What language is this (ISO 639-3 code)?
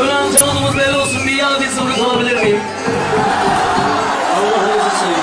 tur